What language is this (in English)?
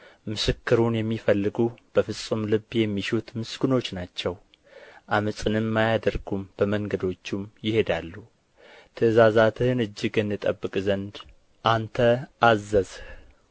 Amharic